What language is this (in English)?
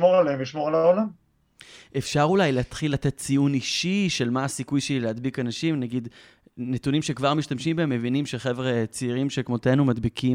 Hebrew